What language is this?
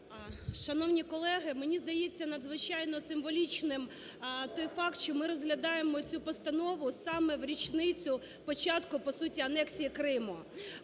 Ukrainian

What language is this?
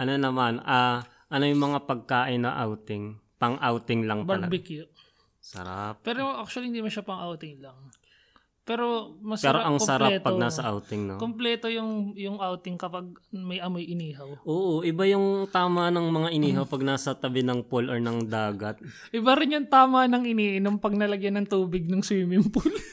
Filipino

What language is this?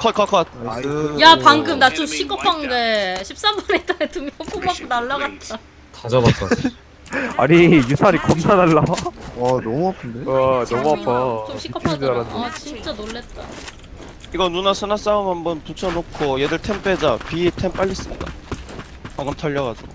Korean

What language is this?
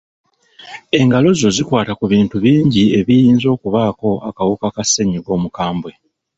Ganda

